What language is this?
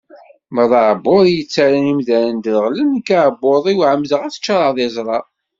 Kabyle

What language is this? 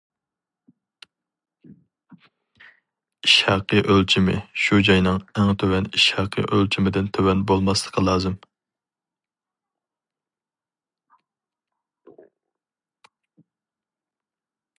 Uyghur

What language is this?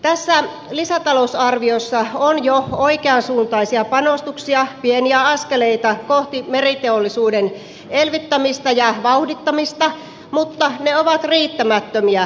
Finnish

